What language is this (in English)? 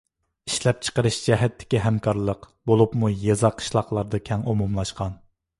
Uyghur